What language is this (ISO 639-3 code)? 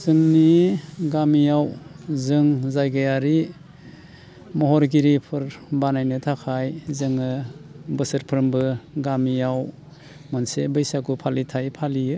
brx